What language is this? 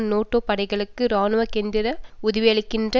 Tamil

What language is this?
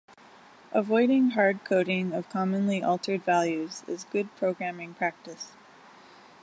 English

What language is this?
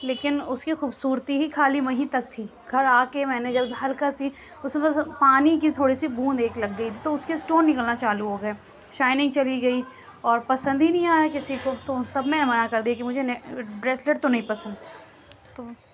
Urdu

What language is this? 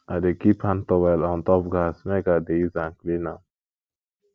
Nigerian Pidgin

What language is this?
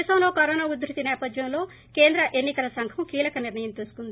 Telugu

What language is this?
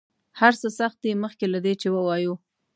Pashto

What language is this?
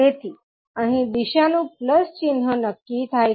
Gujarati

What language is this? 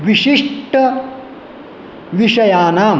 Sanskrit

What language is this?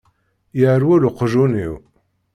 Kabyle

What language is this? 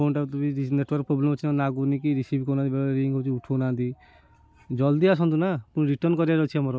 Odia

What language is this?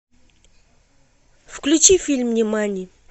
Russian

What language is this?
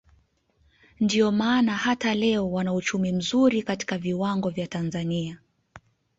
Swahili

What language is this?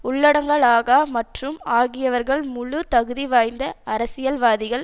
Tamil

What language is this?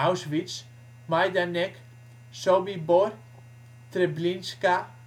Dutch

